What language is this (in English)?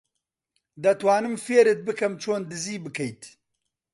Central Kurdish